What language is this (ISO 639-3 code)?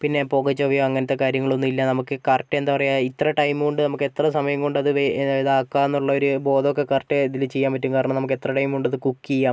mal